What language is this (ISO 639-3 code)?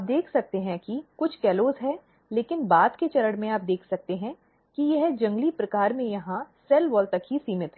hin